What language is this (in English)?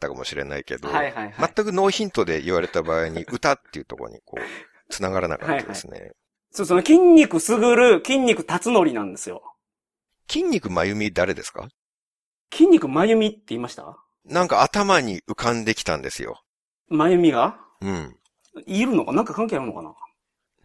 Japanese